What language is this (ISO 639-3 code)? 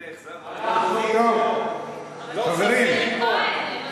heb